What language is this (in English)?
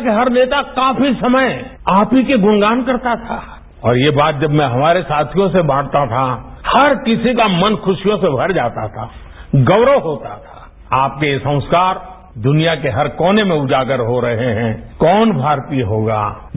Marathi